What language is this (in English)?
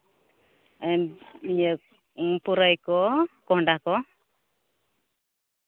Santali